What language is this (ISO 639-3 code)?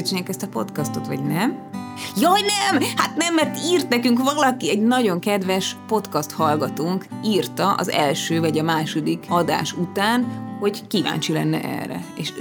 hun